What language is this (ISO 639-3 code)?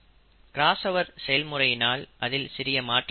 tam